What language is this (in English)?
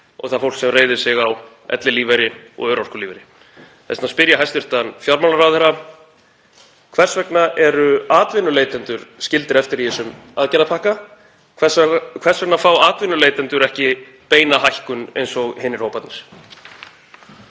Icelandic